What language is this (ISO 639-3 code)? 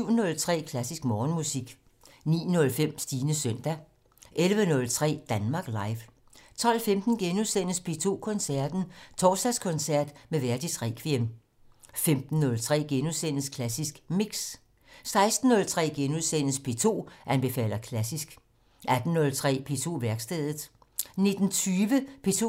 dan